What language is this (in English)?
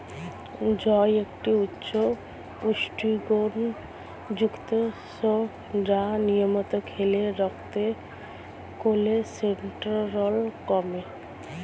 Bangla